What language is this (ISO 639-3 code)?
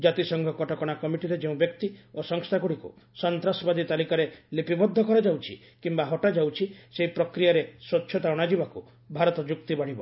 ori